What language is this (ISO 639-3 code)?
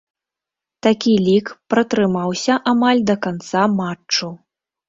bel